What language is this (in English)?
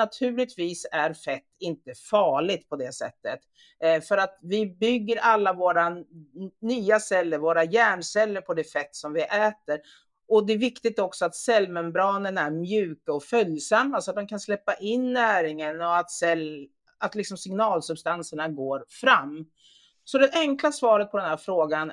Swedish